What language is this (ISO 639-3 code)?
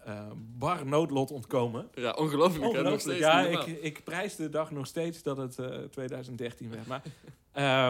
nld